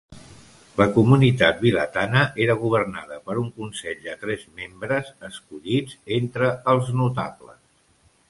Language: Catalan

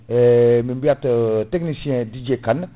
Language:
Fula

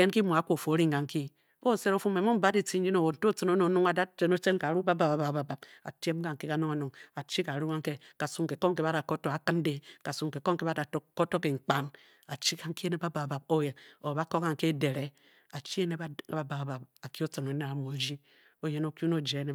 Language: Bokyi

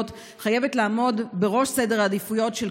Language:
Hebrew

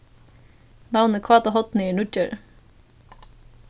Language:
Faroese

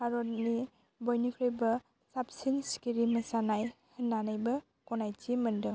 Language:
Bodo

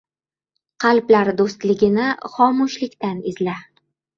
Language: Uzbek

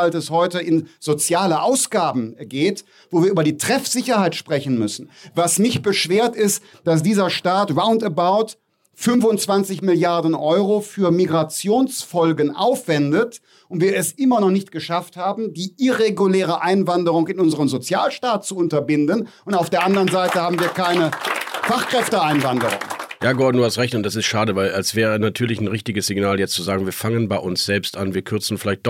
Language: German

